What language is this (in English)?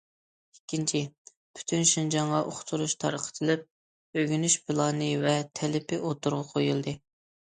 Uyghur